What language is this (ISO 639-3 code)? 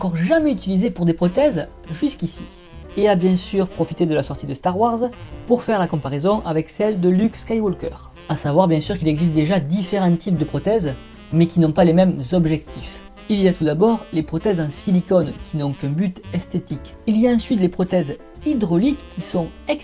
fra